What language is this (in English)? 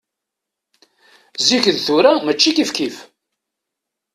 Kabyle